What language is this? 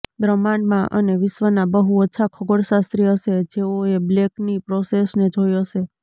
Gujarati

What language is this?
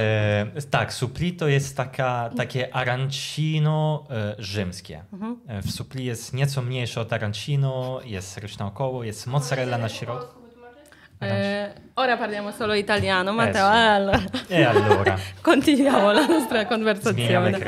Polish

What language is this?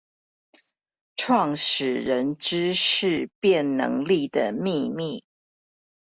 Chinese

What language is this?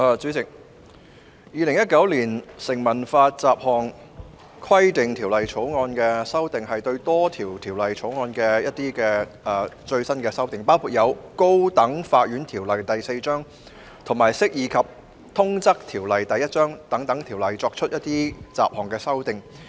Cantonese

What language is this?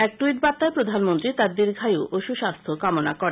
Bangla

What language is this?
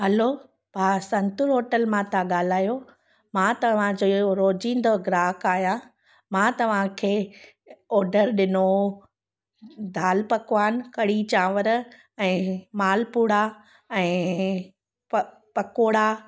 Sindhi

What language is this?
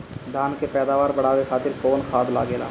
Bhojpuri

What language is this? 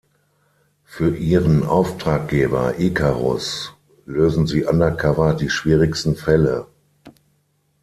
German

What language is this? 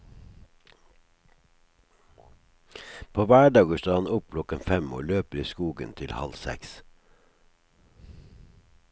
Norwegian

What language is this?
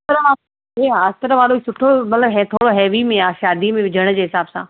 Sindhi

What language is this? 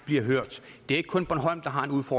Danish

